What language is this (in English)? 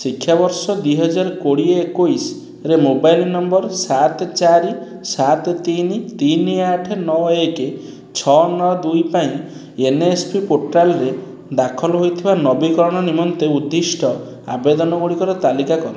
Odia